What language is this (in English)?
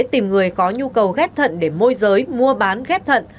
Vietnamese